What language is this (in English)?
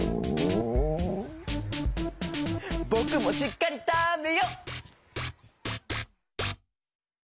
Japanese